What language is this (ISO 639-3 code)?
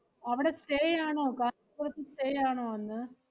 mal